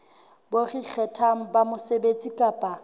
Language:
Southern Sotho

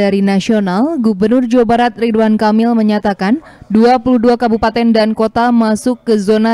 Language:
Indonesian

